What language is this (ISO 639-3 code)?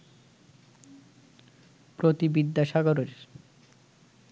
ben